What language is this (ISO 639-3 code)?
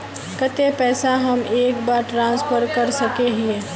mag